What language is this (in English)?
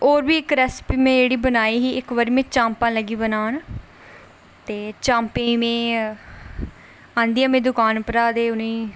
Dogri